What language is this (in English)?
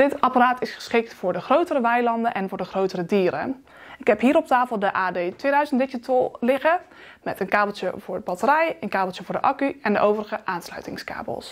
Dutch